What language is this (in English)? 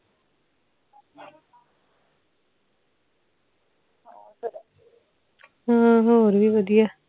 Punjabi